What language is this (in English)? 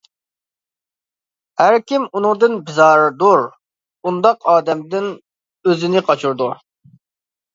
Uyghur